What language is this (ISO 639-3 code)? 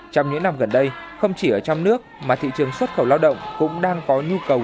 vie